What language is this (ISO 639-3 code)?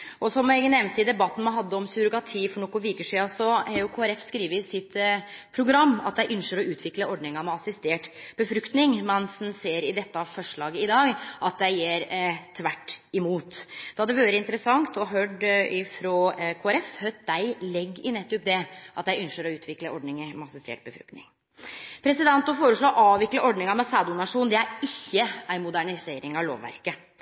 nno